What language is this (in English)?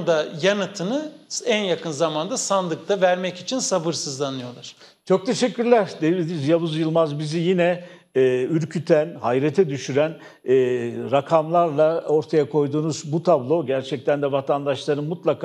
Turkish